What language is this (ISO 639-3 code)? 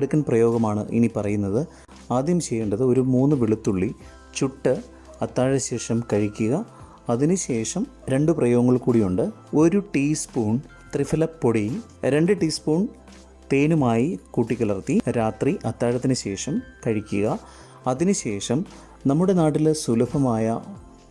mal